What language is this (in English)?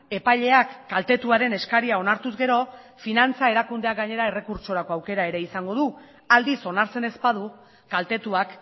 Basque